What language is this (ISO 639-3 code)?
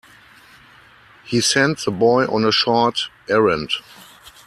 eng